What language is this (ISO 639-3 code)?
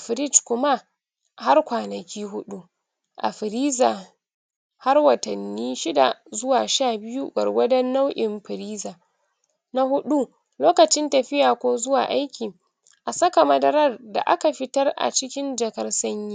hau